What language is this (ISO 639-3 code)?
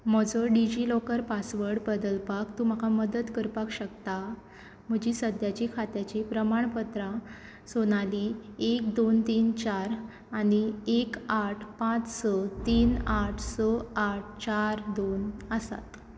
kok